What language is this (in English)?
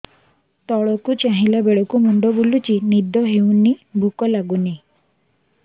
Odia